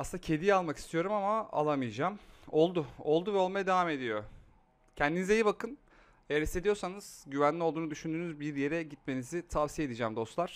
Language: Turkish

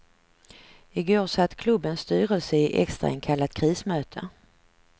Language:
Swedish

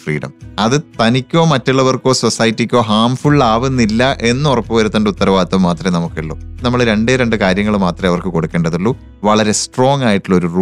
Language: Malayalam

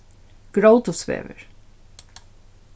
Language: Faroese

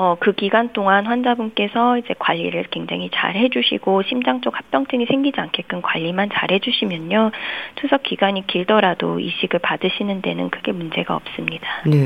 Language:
Korean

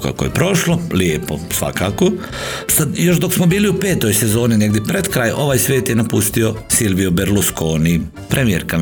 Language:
Croatian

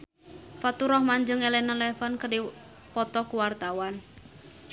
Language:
Sundanese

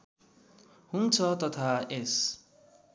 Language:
Nepali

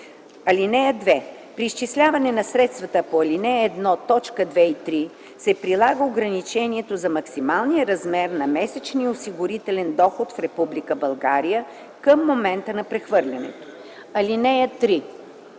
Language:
Bulgarian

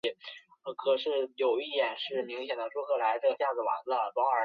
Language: Chinese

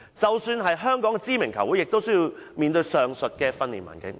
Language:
Cantonese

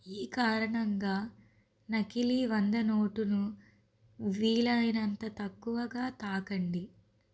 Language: Telugu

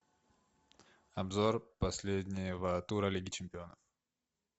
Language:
Russian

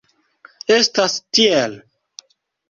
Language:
Esperanto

